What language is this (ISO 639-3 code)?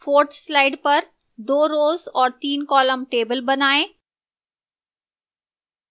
hin